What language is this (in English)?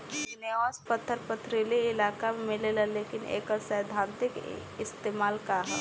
Bhojpuri